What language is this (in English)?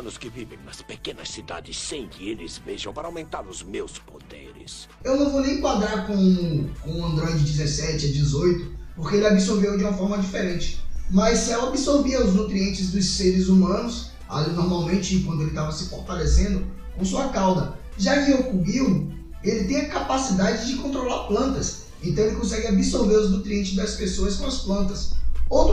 Portuguese